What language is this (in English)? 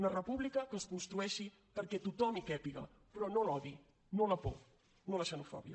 Catalan